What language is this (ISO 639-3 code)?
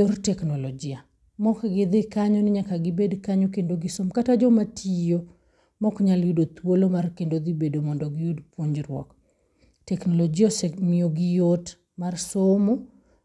luo